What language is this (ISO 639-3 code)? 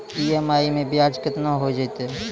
mai